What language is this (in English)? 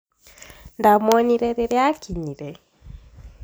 Kikuyu